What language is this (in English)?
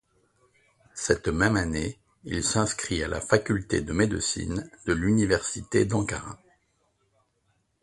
French